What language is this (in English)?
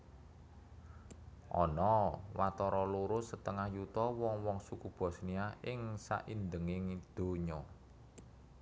Javanese